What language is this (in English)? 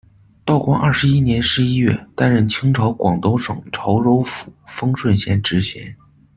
Chinese